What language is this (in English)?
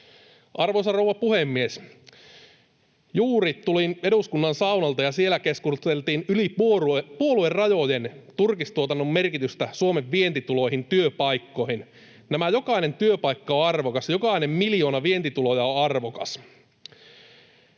Finnish